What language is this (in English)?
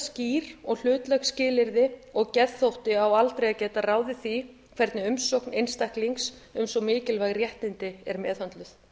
Icelandic